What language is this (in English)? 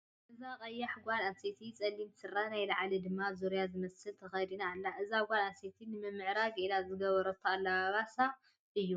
Tigrinya